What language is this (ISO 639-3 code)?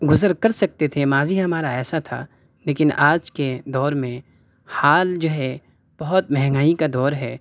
urd